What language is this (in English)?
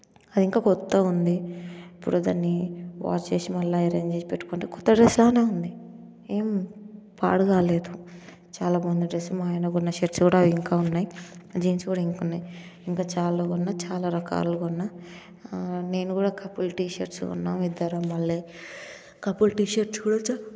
Telugu